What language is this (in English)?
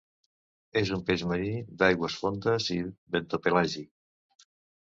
Catalan